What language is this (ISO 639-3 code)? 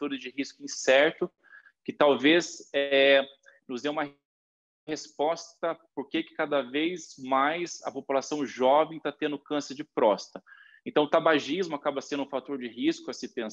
por